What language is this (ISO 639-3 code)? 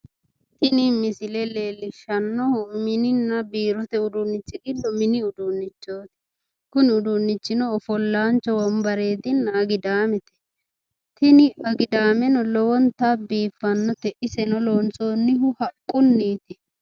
sid